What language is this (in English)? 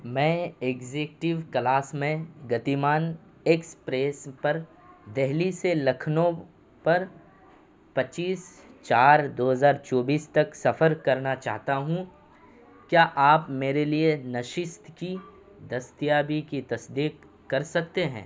Urdu